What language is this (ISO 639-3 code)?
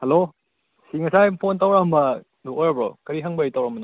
mni